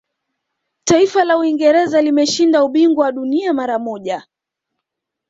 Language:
Swahili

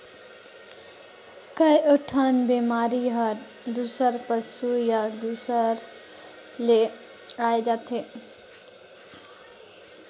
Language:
Chhattisgarhi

